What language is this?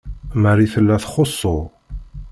Kabyle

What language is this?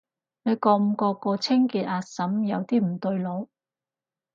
Cantonese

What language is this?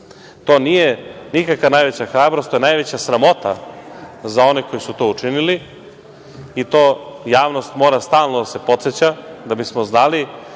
Serbian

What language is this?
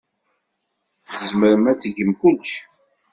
Kabyle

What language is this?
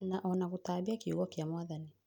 Kikuyu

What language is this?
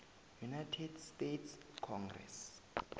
South Ndebele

